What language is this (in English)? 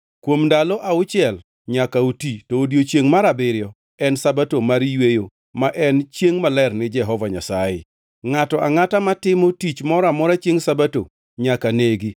Luo (Kenya and Tanzania)